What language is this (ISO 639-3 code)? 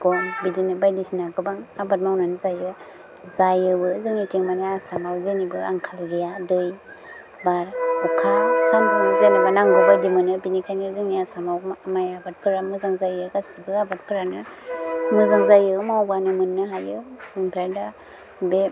brx